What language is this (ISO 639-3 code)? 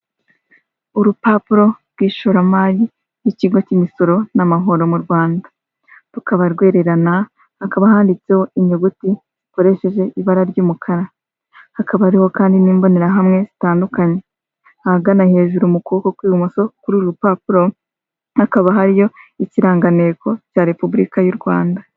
kin